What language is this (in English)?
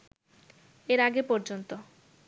Bangla